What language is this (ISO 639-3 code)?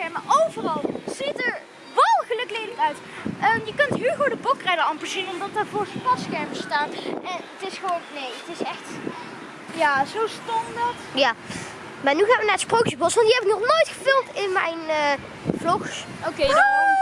nld